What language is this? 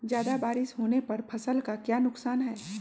Magahi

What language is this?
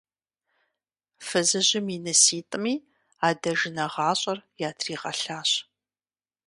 Kabardian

